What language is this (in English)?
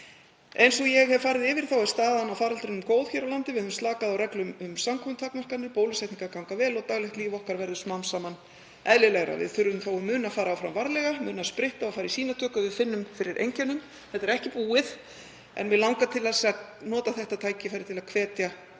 Icelandic